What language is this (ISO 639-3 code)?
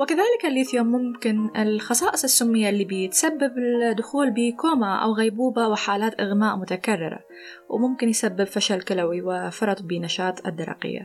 ara